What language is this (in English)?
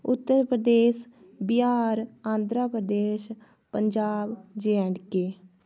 Dogri